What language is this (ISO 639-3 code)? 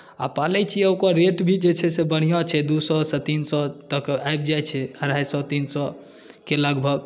mai